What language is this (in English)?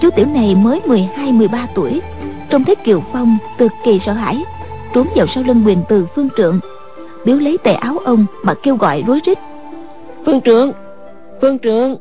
Vietnamese